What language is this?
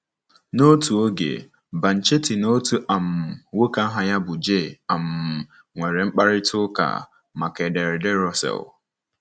Igbo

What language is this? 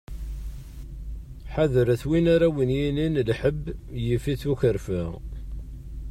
Kabyle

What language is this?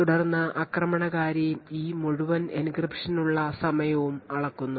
Malayalam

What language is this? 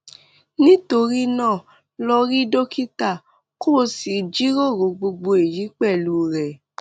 Yoruba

